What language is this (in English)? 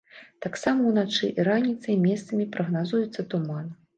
Belarusian